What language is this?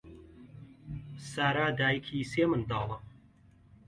Central Kurdish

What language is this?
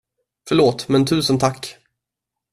Swedish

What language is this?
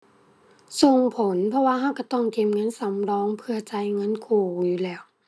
Thai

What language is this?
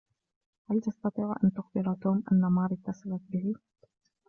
Arabic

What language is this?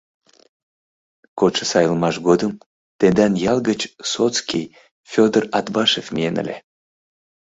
Mari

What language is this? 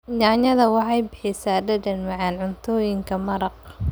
Somali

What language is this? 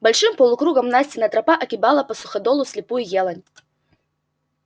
Russian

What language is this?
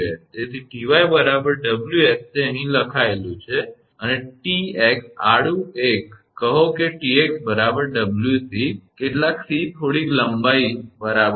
Gujarati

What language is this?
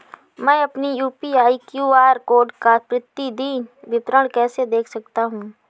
Hindi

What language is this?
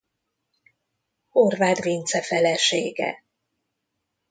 Hungarian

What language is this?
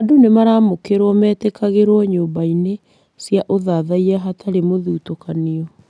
Kikuyu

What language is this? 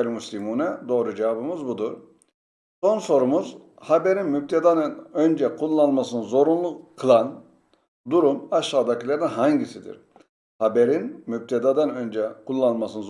Turkish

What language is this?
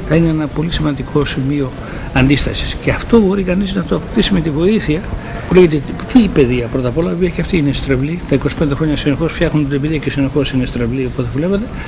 Greek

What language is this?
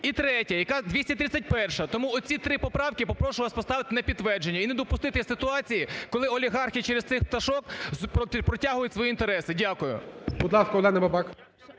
Ukrainian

